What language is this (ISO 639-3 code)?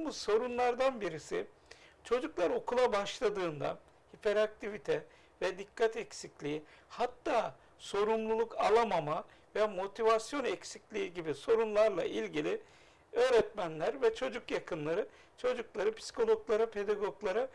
tur